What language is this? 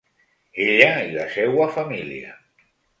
Catalan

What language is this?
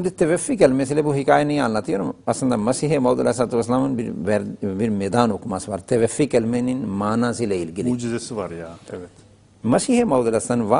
Turkish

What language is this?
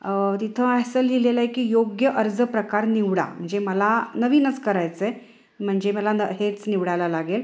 Marathi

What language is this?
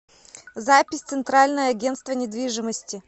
Russian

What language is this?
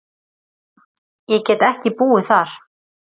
Icelandic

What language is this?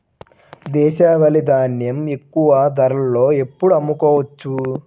Telugu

